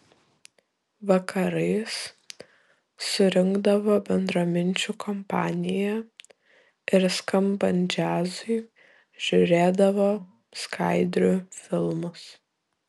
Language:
Lithuanian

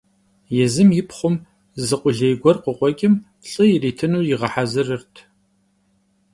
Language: Kabardian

